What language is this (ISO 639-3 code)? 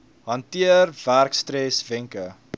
afr